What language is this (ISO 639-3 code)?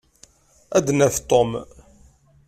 kab